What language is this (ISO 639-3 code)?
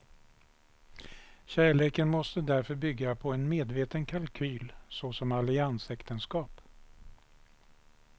swe